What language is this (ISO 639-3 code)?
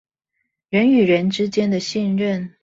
zho